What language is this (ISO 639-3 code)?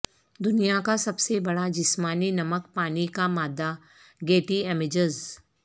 urd